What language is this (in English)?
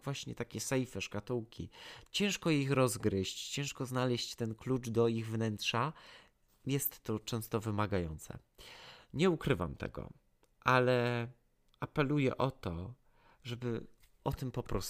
Polish